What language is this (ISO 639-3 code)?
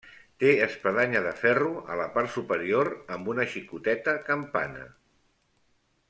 cat